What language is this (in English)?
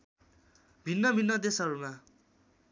Nepali